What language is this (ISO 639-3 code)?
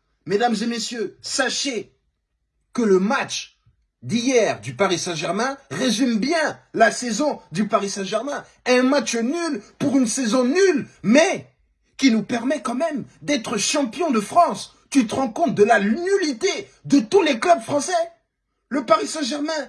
fra